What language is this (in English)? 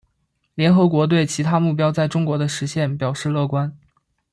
Chinese